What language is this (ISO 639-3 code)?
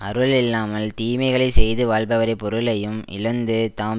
tam